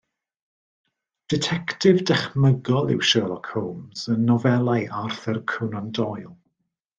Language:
Welsh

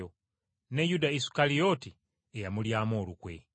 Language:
Ganda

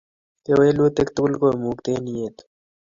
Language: Kalenjin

